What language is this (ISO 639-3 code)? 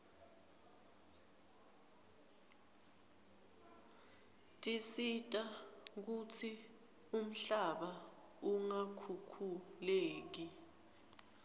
ssw